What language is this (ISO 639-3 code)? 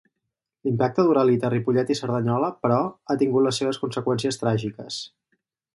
cat